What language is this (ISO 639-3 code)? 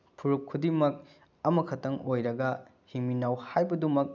mni